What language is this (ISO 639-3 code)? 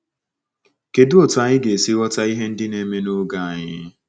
ibo